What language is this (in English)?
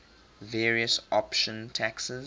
English